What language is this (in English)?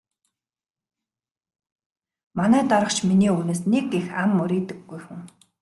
Mongolian